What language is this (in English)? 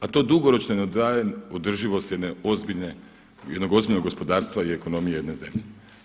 Croatian